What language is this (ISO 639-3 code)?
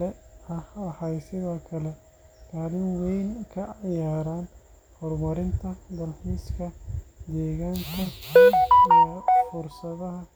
som